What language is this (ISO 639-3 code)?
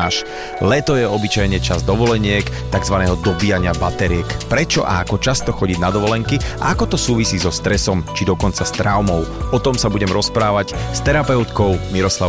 slk